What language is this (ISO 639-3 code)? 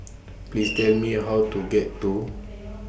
eng